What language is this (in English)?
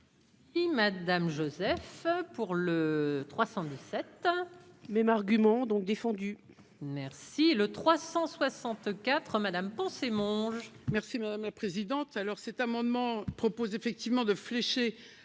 French